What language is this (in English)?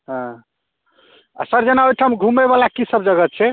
Maithili